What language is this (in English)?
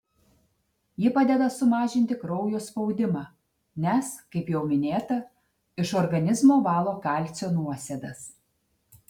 Lithuanian